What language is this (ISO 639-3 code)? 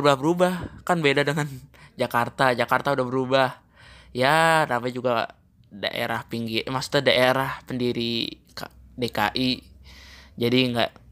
ind